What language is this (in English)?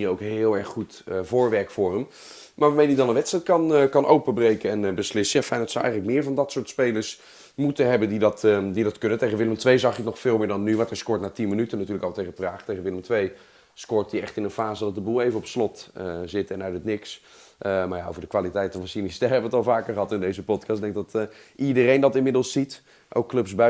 Dutch